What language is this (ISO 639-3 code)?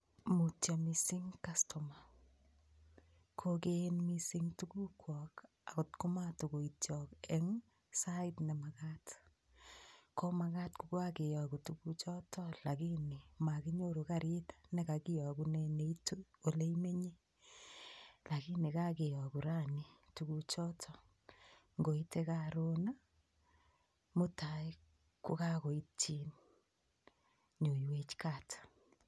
kln